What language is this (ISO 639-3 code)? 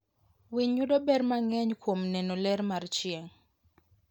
luo